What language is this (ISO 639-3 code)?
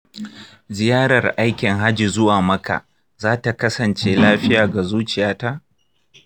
hau